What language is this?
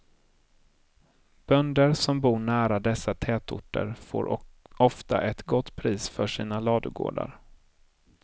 Swedish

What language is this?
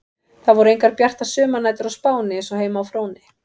Icelandic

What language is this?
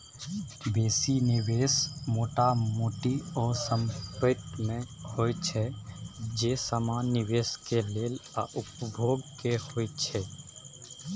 Maithili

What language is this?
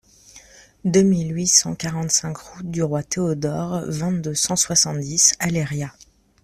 French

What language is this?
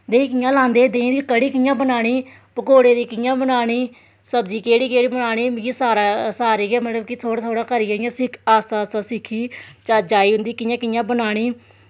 Dogri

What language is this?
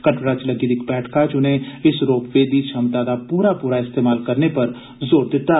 Dogri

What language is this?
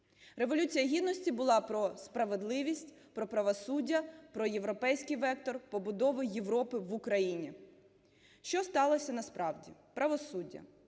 Ukrainian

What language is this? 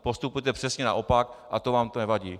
Czech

